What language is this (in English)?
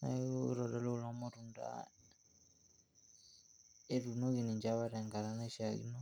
Masai